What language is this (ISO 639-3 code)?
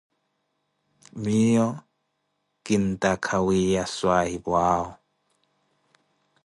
eko